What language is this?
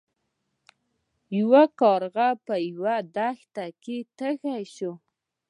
Pashto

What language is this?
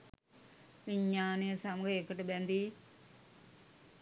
Sinhala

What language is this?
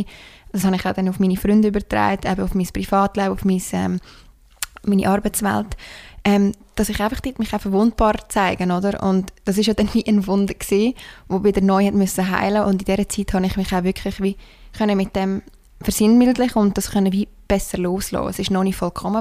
German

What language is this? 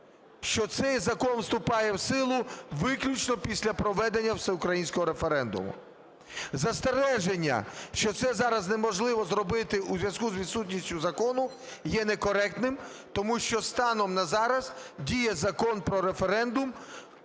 Ukrainian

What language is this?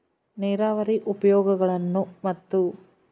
Kannada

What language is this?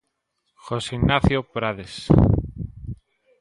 Galician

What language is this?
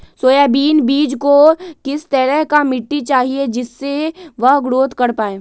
Magahi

